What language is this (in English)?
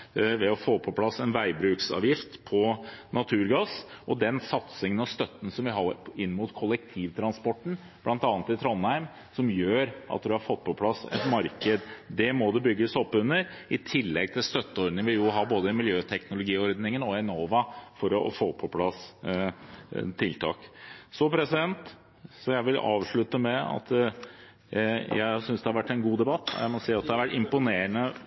Norwegian